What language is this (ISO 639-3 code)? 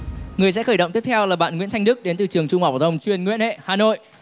vie